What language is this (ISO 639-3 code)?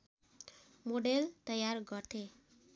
nep